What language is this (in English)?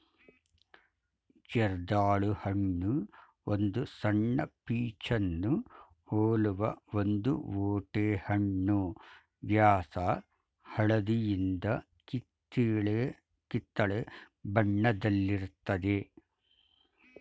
Kannada